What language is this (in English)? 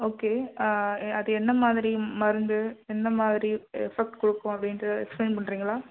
Tamil